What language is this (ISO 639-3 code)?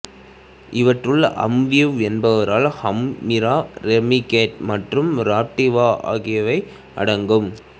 tam